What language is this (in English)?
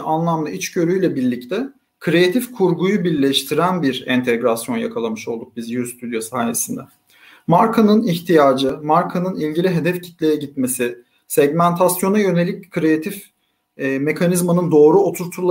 Turkish